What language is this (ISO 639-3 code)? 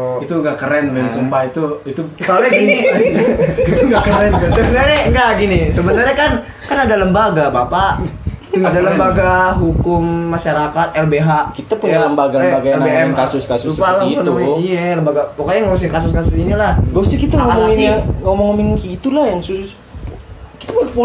ind